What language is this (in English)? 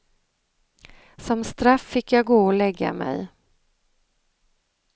Swedish